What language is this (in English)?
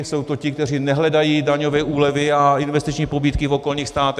Czech